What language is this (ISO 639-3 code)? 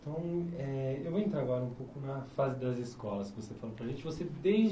por